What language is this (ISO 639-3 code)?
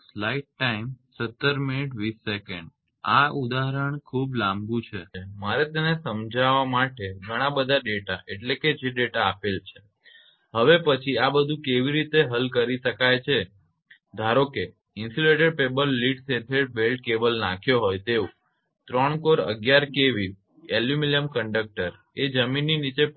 guj